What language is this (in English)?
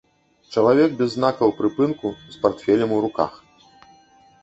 Belarusian